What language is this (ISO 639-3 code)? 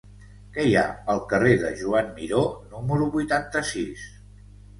cat